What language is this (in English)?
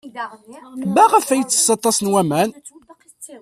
Kabyle